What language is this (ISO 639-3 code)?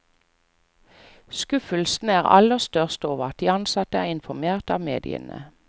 nor